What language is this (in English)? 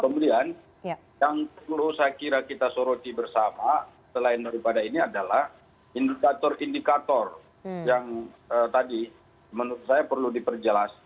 Indonesian